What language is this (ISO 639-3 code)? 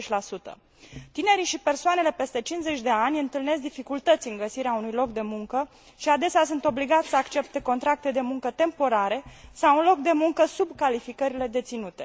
ron